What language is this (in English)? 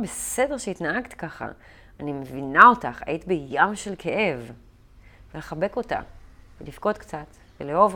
Hebrew